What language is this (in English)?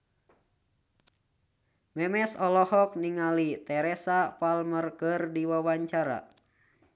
Sundanese